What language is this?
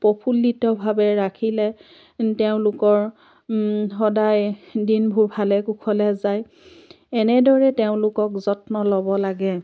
Assamese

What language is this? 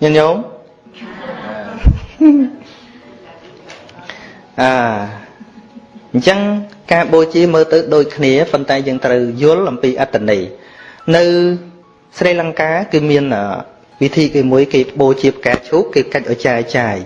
Vietnamese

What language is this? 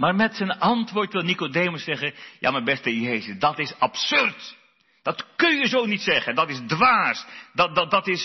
Dutch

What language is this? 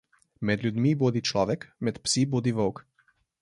Slovenian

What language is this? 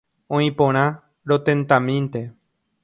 Guarani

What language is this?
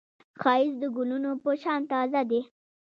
Pashto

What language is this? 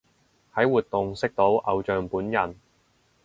Cantonese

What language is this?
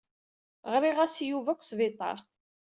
Kabyle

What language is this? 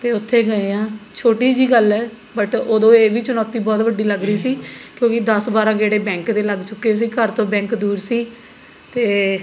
Punjabi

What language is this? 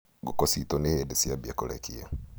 Kikuyu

